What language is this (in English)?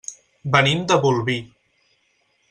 Catalan